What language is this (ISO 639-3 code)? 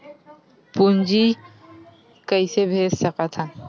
hne